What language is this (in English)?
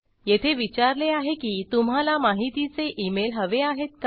Marathi